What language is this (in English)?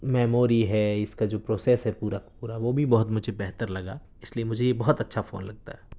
Urdu